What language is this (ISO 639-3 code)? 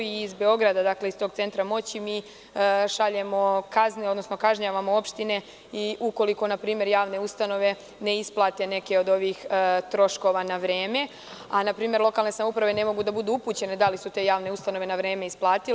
srp